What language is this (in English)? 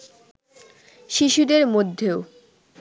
Bangla